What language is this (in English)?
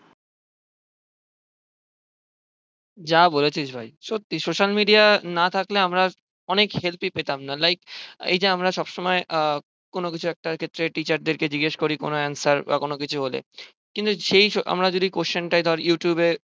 Bangla